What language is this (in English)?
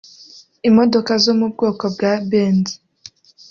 Kinyarwanda